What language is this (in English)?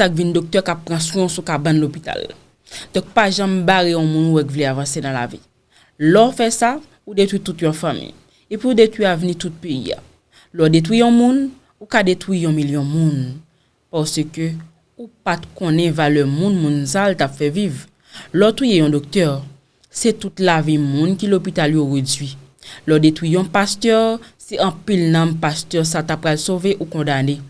French